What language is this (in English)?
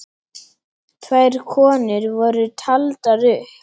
Icelandic